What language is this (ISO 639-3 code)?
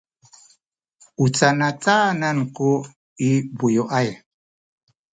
szy